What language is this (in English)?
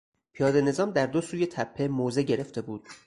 Persian